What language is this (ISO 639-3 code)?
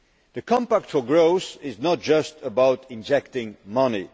eng